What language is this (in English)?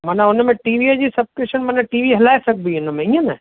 Sindhi